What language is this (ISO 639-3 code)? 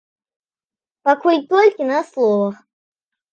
bel